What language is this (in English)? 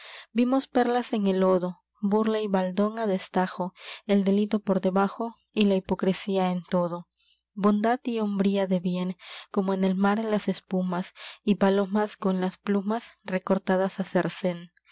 Spanish